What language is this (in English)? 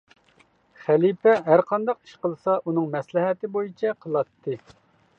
Uyghur